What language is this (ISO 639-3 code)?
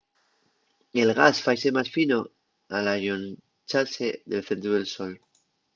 ast